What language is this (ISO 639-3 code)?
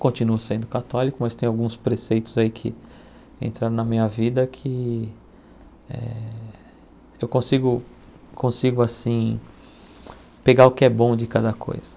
por